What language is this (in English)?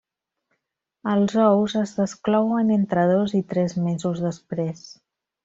Catalan